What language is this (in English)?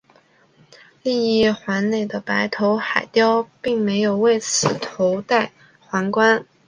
Chinese